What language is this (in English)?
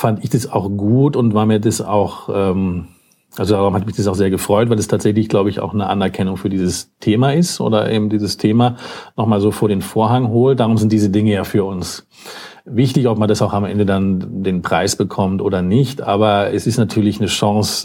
German